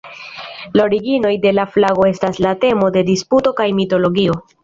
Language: Esperanto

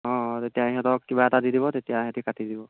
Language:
Assamese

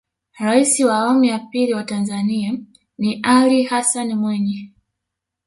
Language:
Swahili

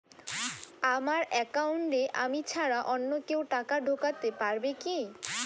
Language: Bangla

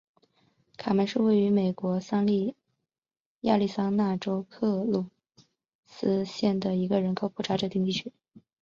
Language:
Chinese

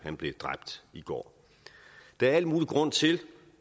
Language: Danish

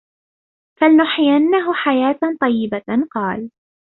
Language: Arabic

